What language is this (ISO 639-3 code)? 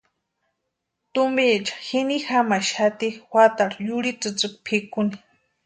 pua